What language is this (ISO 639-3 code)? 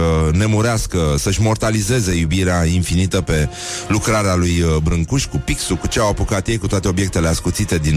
ron